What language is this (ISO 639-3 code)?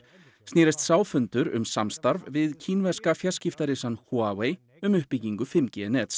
isl